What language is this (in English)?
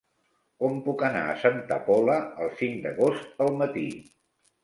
Catalan